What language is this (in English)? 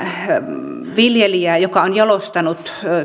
Finnish